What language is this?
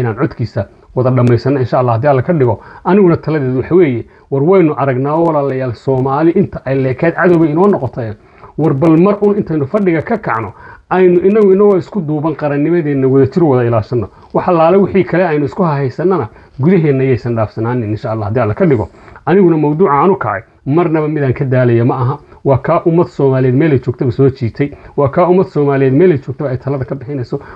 Arabic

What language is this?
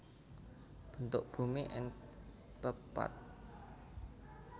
Javanese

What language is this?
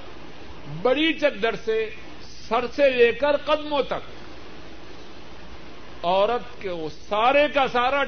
Urdu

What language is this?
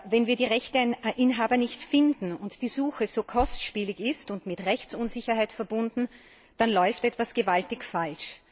German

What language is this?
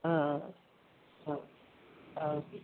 Assamese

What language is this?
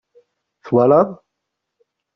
Kabyle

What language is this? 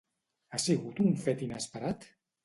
Catalan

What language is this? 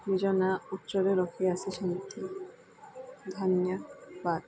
Odia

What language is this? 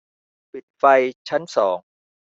Thai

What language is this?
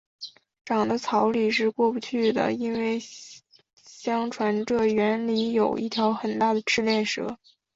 Chinese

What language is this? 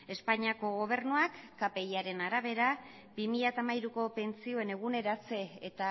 Basque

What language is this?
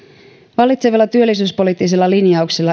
Finnish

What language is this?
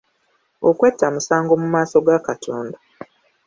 Ganda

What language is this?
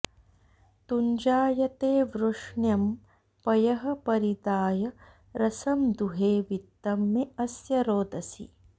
Sanskrit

